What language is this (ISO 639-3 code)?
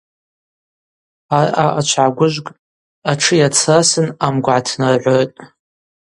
abq